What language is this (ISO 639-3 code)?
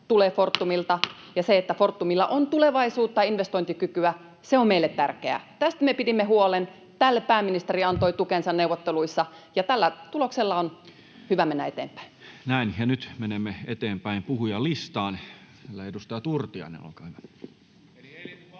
fin